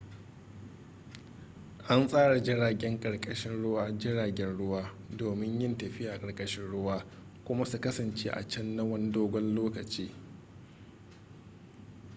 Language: Hausa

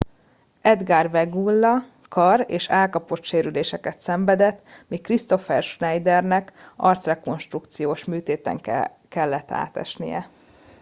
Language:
Hungarian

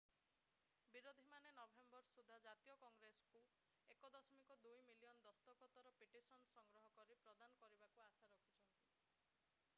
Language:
Odia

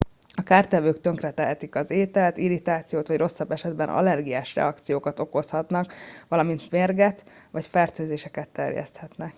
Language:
Hungarian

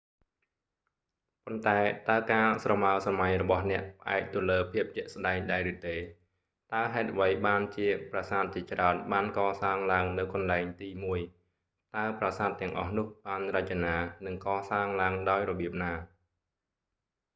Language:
Khmer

